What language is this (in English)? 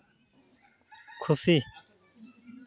Santali